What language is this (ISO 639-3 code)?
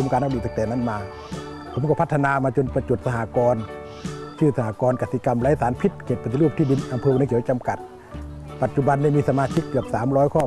tha